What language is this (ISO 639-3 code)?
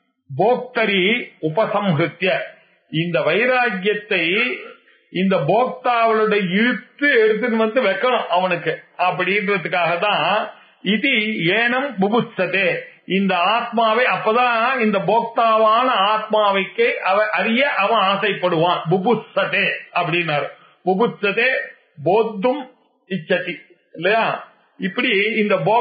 tam